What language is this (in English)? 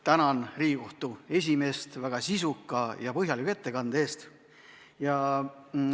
Estonian